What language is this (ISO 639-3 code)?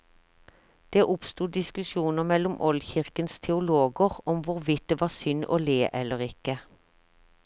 nor